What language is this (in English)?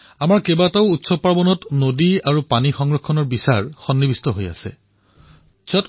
Assamese